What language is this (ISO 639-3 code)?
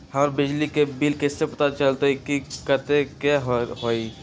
mag